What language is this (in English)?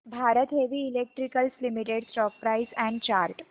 Marathi